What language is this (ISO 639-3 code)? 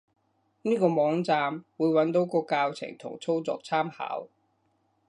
yue